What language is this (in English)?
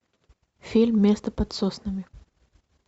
Russian